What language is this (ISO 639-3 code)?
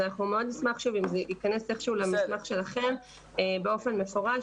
heb